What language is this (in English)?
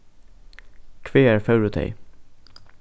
Faroese